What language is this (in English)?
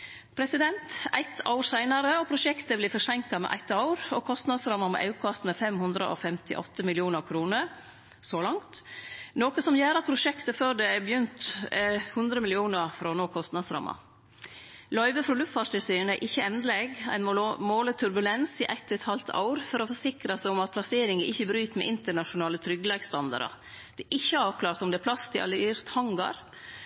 Norwegian Nynorsk